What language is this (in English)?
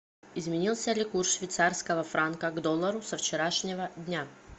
Russian